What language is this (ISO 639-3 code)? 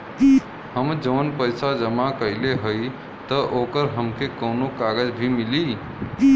bho